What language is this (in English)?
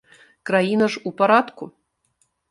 Belarusian